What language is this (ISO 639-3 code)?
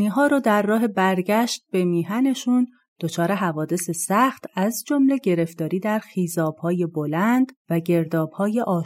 fas